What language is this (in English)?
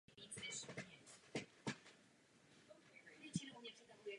Czech